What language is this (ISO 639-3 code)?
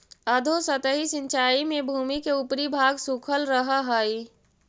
mag